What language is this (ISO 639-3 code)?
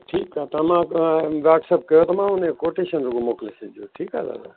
snd